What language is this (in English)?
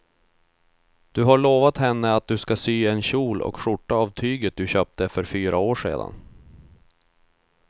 Swedish